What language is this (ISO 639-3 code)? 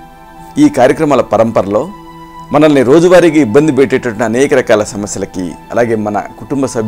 tel